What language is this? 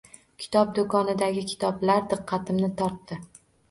Uzbek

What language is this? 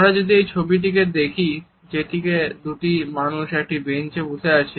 Bangla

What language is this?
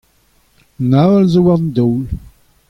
Breton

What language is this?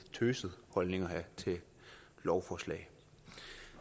Danish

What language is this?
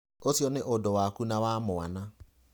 Kikuyu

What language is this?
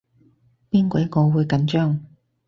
Cantonese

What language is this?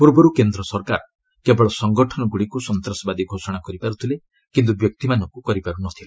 Odia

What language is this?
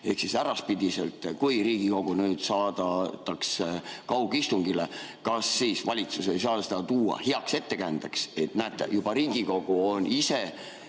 Estonian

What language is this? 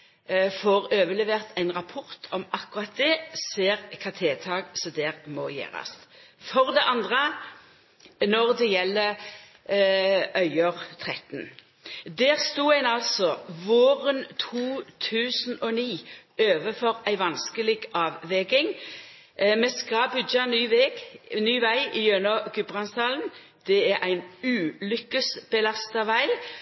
Norwegian Nynorsk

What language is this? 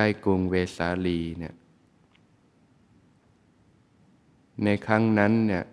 Thai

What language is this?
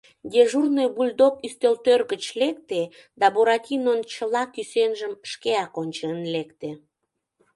Mari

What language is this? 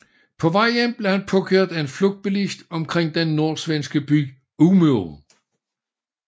Danish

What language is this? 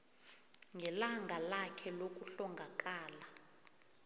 South Ndebele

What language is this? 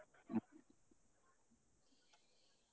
Kannada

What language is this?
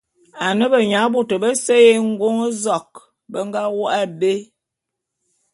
Bulu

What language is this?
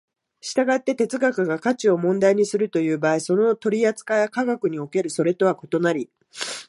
Japanese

